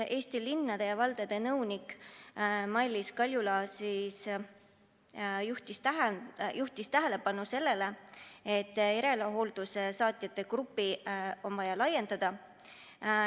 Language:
Estonian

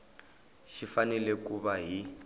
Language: Tsonga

